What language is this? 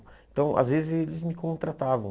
Portuguese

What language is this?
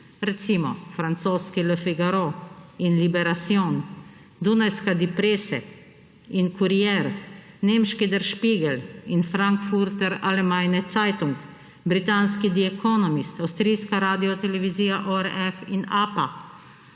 Slovenian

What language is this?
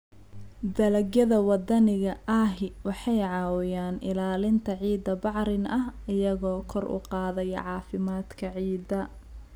Somali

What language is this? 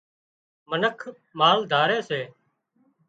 Wadiyara Koli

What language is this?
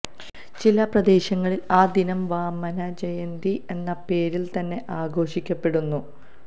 Malayalam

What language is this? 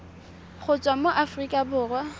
Tswana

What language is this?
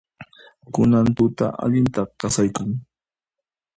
Puno Quechua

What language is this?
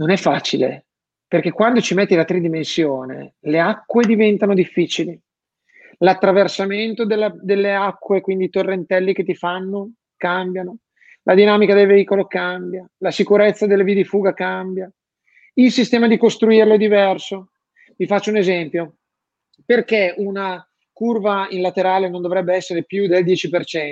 Italian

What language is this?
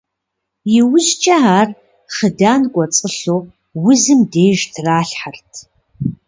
Kabardian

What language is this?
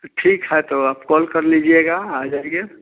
Hindi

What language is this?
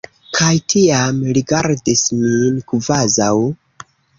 Esperanto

